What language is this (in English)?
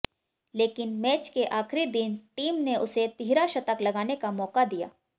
Hindi